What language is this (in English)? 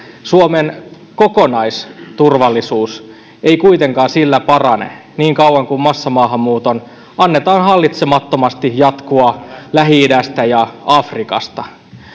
Finnish